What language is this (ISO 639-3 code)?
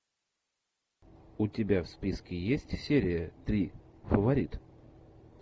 rus